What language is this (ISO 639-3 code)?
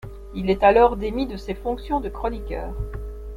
fra